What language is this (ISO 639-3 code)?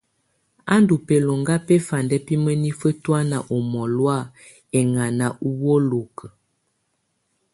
tvu